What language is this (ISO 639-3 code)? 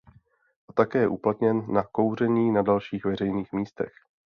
ces